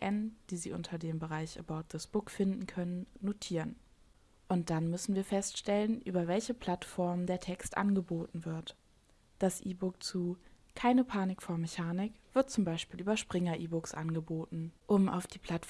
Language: German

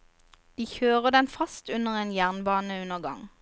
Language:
Norwegian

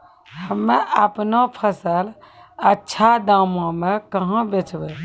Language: Maithili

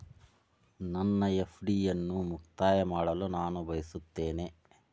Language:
Kannada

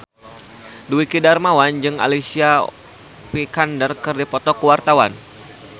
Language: Sundanese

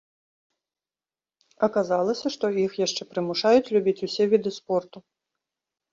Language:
Belarusian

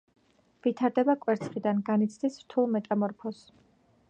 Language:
Georgian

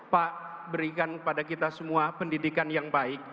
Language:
Indonesian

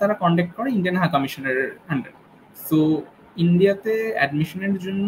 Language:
Bangla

